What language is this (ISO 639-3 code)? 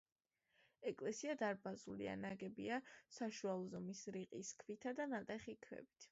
kat